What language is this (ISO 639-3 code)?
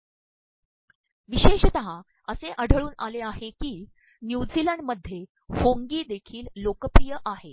mar